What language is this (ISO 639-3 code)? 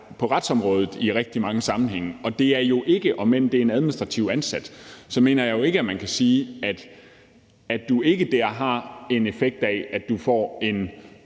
dan